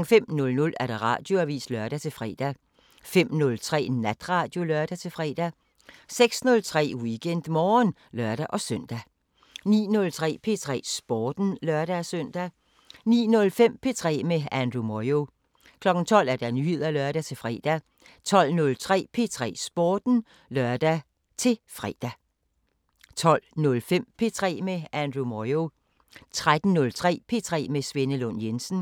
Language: Danish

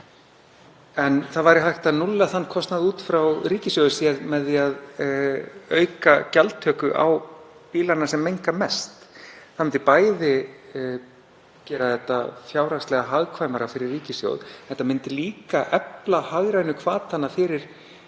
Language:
Icelandic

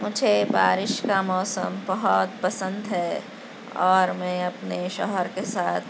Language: Urdu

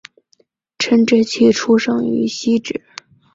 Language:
Chinese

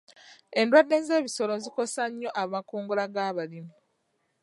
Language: Ganda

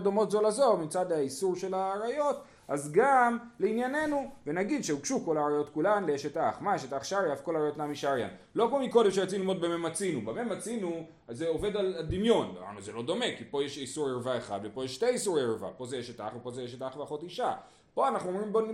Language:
Hebrew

